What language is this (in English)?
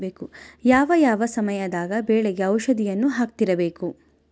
Kannada